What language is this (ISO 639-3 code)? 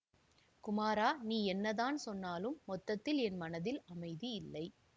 tam